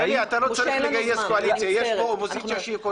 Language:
Hebrew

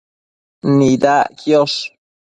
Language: Matsés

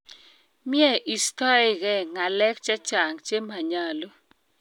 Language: Kalenjin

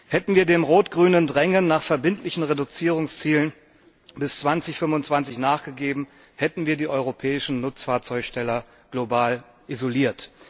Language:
German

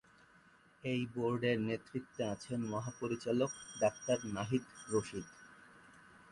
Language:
Bangla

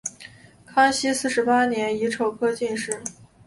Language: Chinese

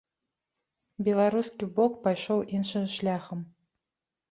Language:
Belarusian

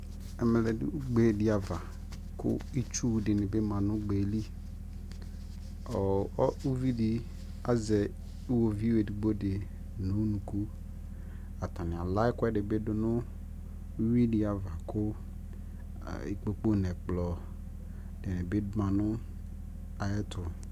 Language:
Ikposo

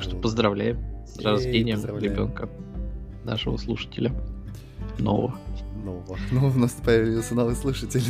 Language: Russian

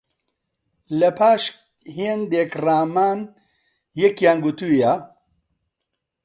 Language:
Central Kurdish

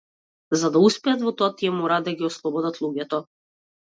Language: Macedonian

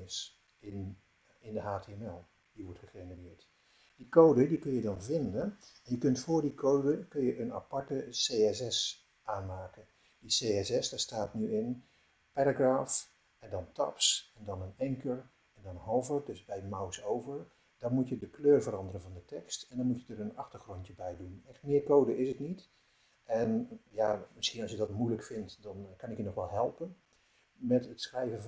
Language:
Dutch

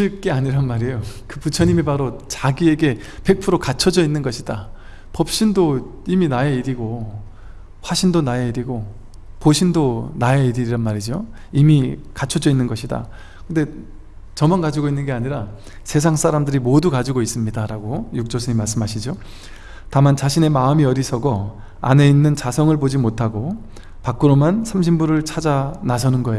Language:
Korean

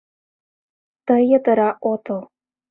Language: Mari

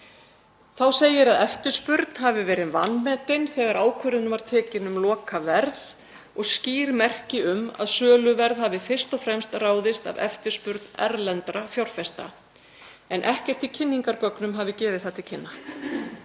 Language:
Icelandic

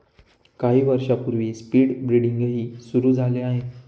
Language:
Marathi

